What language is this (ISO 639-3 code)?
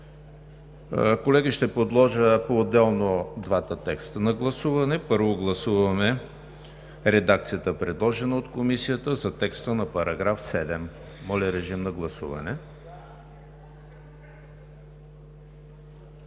bul